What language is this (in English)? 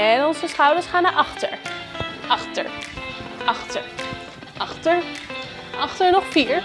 Dutch